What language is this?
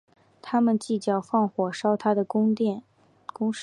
Chinese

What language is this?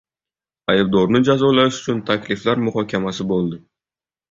Uzbek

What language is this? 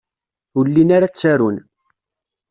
Kabyle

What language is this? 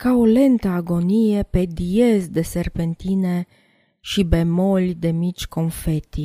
Romanian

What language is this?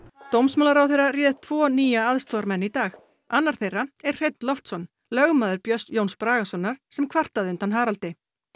Icelandic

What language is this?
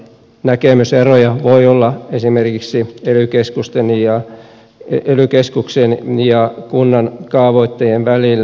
Finnish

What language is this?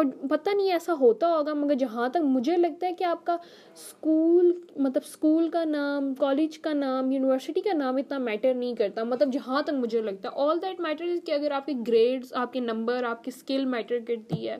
Urdu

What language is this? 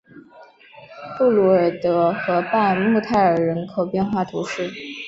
Chinese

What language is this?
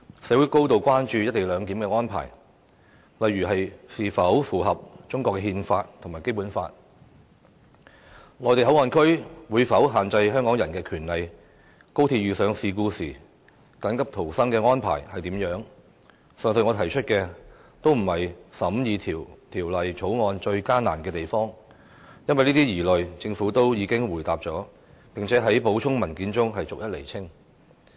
Cantonese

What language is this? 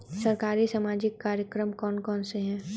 Hindi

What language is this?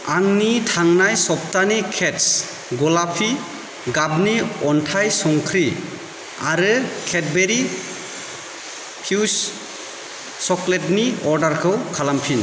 Bodo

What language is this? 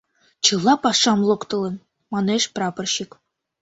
Mari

